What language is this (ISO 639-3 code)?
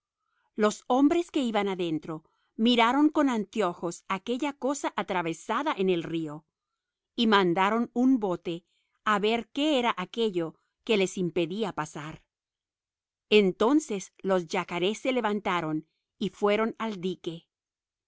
spa